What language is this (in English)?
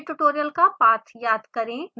Hindi